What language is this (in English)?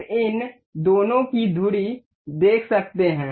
Hindi